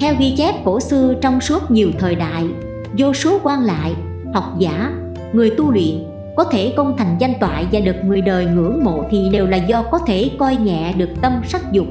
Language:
Vietnamese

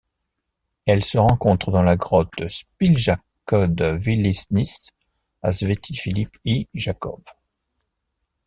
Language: French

